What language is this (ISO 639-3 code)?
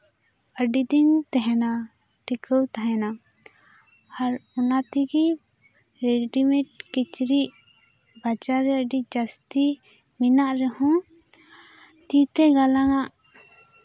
sat